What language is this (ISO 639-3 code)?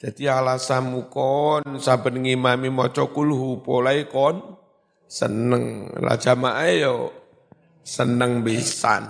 ind